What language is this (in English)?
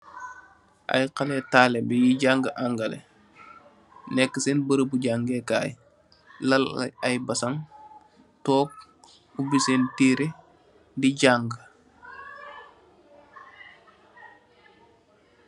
Wolof